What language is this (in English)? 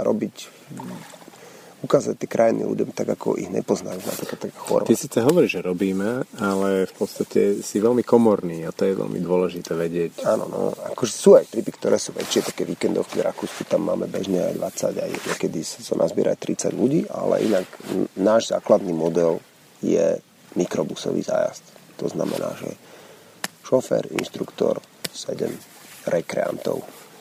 Slovak